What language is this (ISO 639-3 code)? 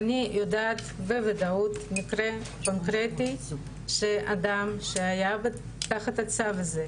heb